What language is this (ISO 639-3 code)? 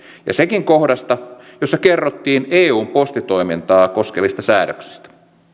fin